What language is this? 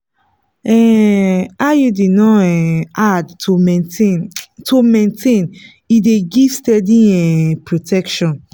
Nigerian Pidgin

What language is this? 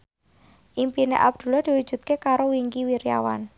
Javanese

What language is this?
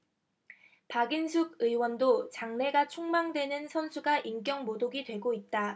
Korean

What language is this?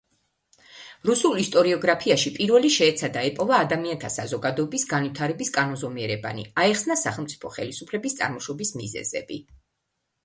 Georgian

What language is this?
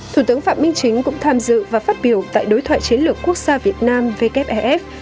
Vietnamese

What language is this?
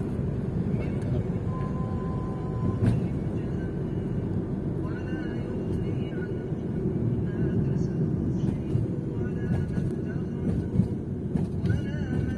Indonesian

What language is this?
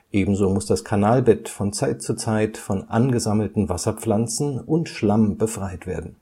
German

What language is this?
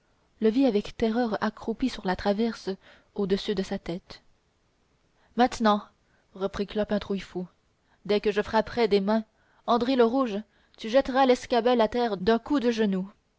French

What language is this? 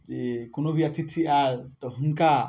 Maithili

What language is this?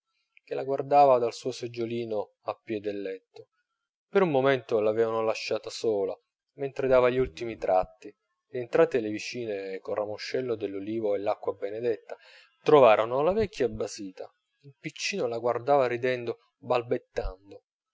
Italian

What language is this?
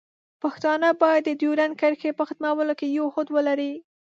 Pashto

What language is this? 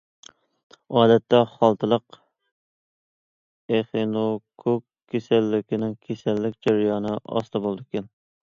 Uyghur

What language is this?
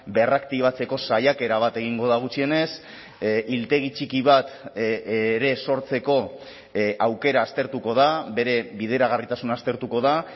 Basque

